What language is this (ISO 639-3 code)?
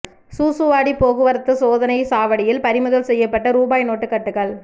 tam